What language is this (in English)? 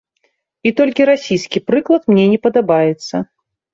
Belarusian